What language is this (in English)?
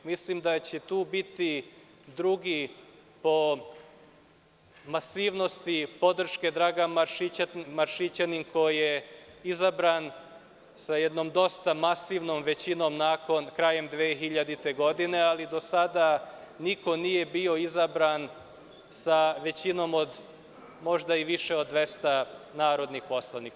Serbian